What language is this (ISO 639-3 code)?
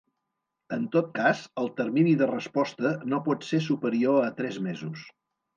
cat